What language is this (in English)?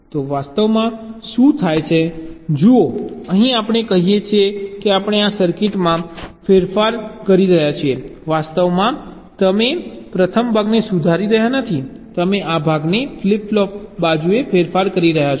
Gujarati